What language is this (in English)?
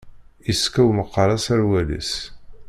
Kabyle